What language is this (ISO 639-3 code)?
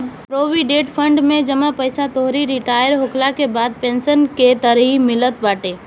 bho